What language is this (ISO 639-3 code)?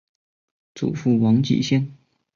zho